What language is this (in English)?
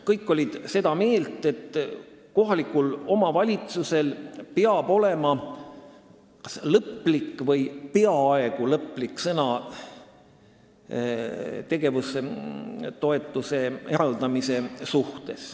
Estonian